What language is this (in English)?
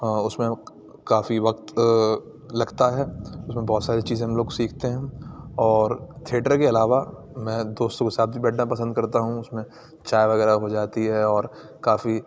Urdu